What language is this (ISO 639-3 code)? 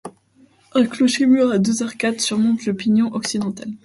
fra